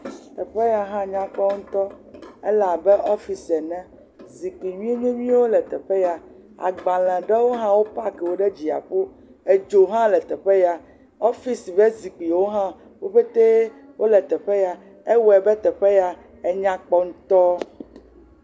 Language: Ewe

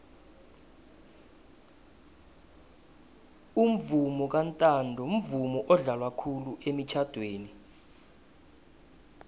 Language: South Ndebele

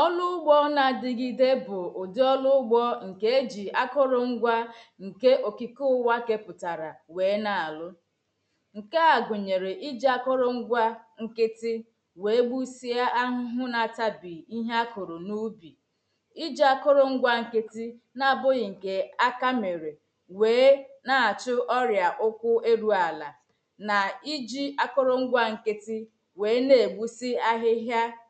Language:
Igbo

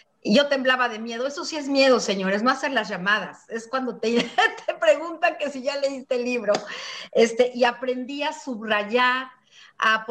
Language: Spanish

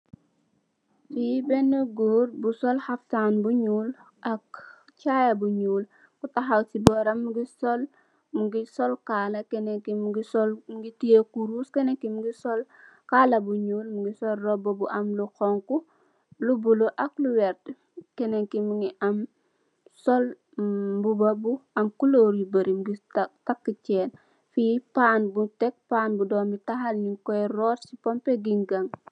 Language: Wolof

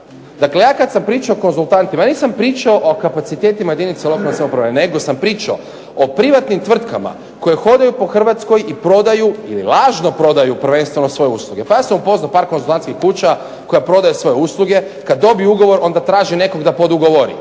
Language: Croatian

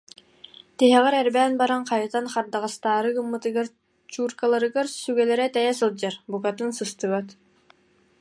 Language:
Yakut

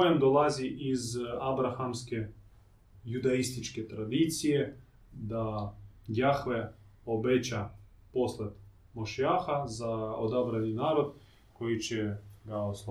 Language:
Croatian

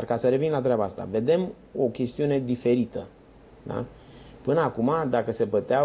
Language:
Romanian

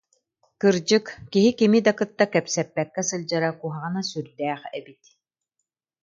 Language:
Yakut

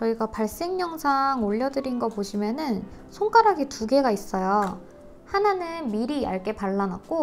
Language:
Korean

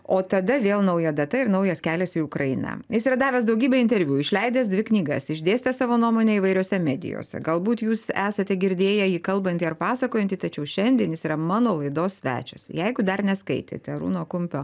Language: Lithuanian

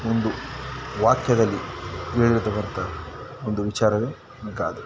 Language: Kannada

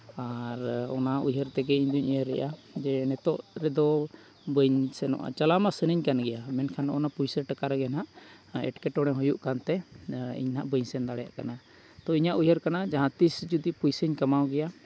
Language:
Santali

